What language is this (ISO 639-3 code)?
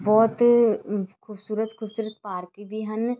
pan